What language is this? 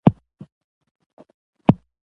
Pashto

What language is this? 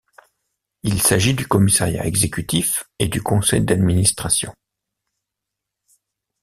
French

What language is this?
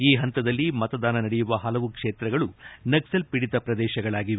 Kannada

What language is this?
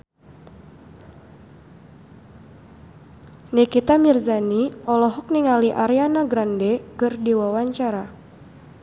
Sundanese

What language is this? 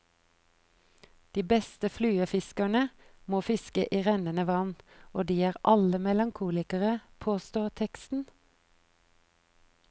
Norwegian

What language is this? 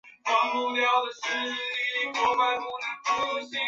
Chinese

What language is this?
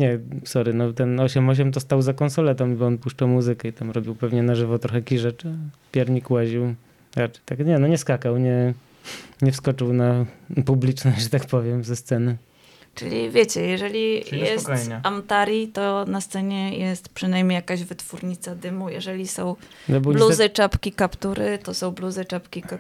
Polish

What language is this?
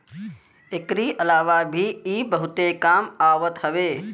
Bhojpuri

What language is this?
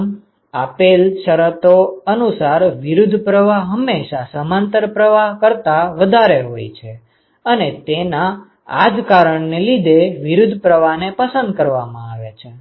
Gujarati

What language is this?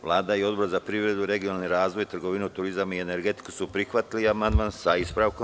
Serbian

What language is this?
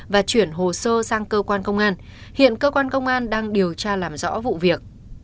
Vietnamese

